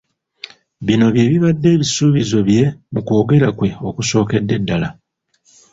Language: Ganda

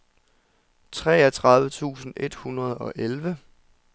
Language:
Danish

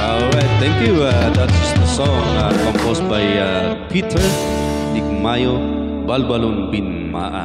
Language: Filipino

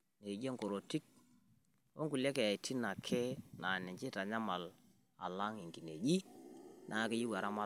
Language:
Masai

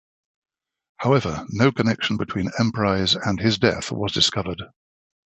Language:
English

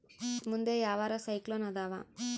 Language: Kannada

